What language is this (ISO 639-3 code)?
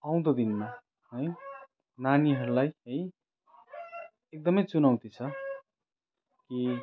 nep